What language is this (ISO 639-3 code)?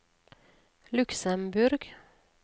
nor